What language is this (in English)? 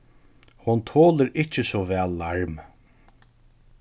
Faroese